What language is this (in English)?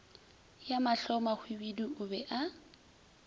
Northern Sotho